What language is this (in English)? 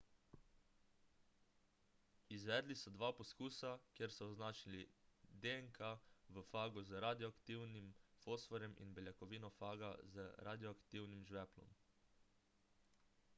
Slovenian